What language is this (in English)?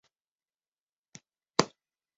Chinese